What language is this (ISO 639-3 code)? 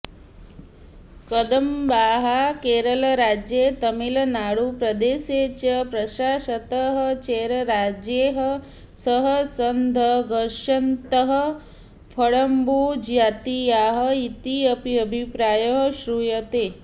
san